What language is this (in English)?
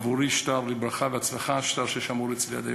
Hebrew